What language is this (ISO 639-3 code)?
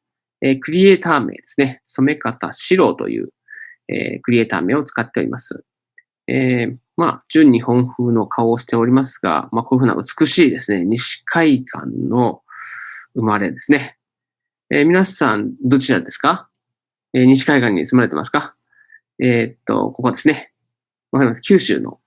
jpn